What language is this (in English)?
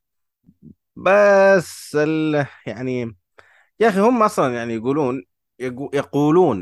Arabic